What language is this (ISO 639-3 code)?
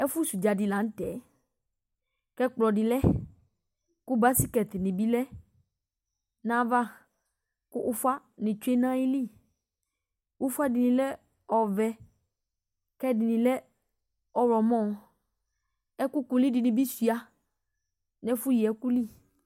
kpo